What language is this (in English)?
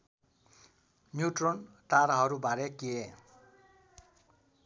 Nepali